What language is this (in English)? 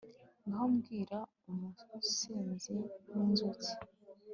Kinyarwanda